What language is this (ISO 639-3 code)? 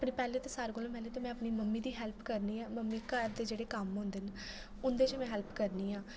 doi